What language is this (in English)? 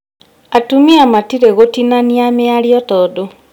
Kikuyu